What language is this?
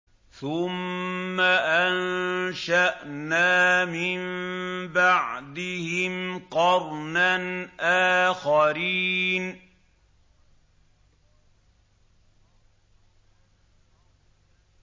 Arabic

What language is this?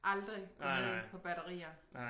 Danish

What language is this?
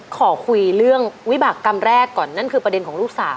Thai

